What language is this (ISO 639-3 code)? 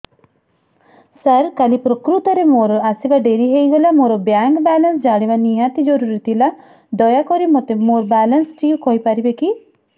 ori